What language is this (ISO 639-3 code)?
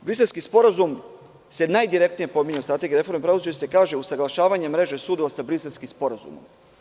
srp